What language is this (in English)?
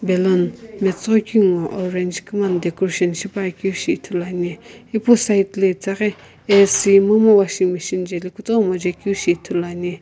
Sumi Naga